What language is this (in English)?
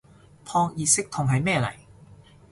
Cantonese